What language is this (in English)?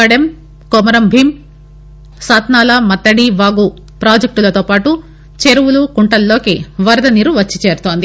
Telugu